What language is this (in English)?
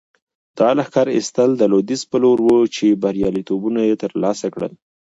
Pashto